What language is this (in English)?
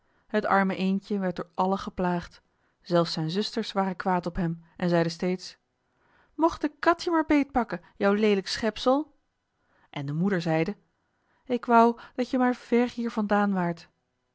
Dutch